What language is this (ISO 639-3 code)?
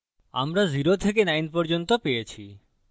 ben